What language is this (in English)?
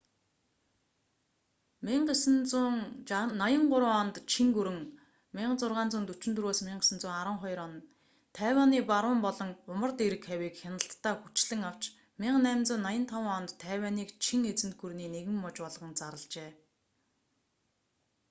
Mongolian